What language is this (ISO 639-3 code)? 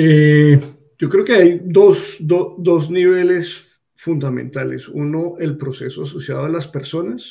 spa